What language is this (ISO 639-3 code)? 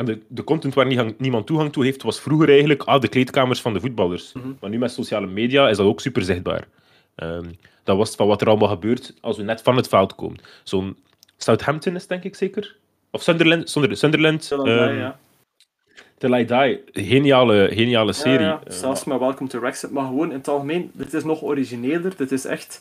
nld